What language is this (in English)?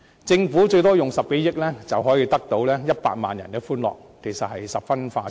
Cantonese